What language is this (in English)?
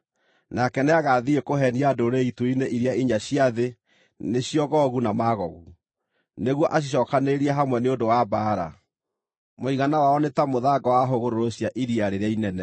Kikuyu